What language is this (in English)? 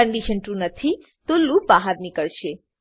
Gujarati